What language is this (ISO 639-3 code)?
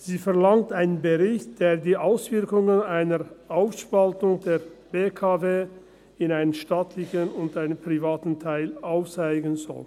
gsw